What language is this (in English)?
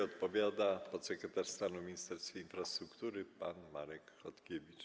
Polish